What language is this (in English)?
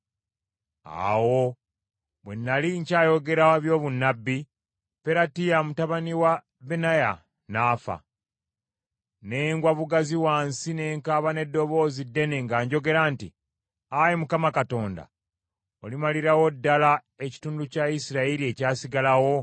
Ganda